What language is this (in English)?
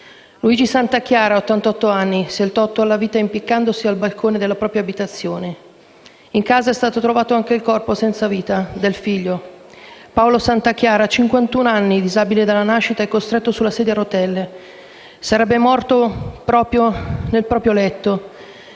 Italian